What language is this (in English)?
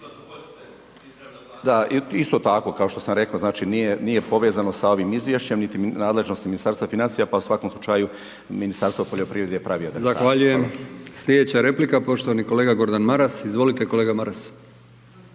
Croatian